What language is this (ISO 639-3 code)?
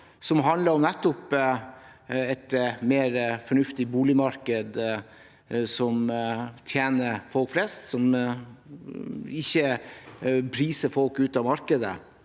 nor